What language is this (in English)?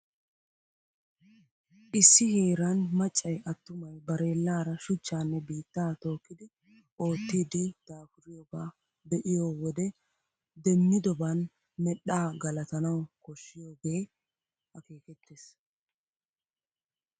Wolaytta